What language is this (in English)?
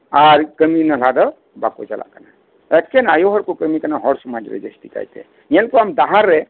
Santali